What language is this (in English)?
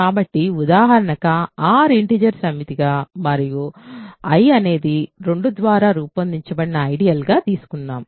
Telugu